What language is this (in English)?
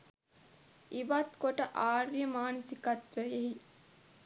Sinhala